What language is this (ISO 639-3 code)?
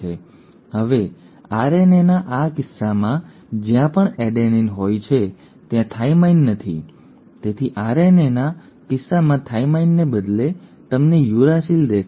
guj